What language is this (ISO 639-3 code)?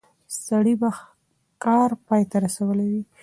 pus